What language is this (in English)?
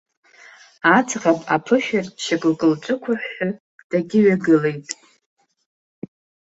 Abkhazian